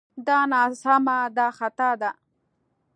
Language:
Pashto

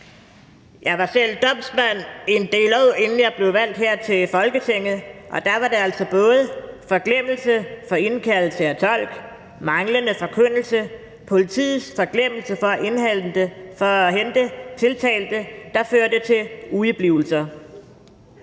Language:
Danish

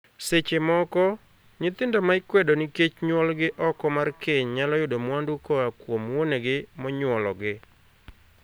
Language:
Luo (Kenya and Tanzania)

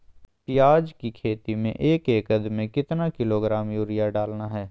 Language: Magahi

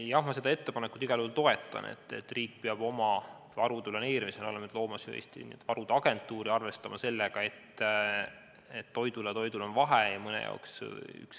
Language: Estonian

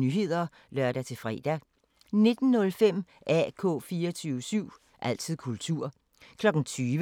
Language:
Danish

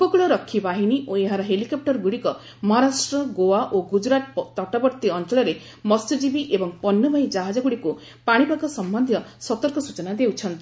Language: Odia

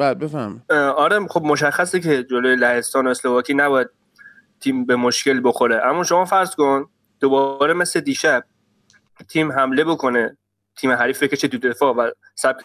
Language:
Persian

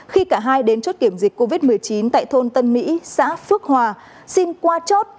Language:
Vietnamese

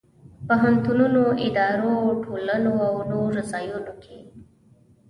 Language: Pashto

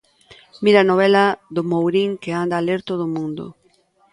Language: Galician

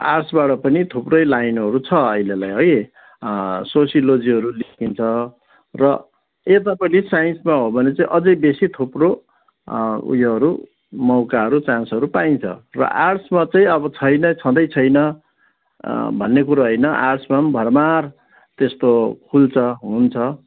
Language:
Nepali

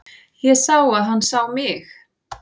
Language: Icelandic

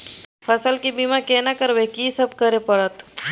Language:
Maithili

